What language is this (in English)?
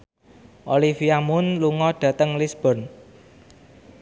Javanese